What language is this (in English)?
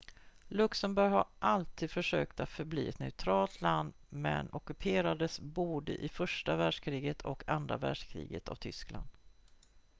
Swedish